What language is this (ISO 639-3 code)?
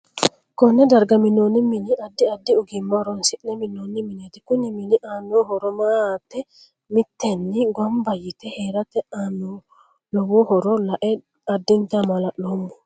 sid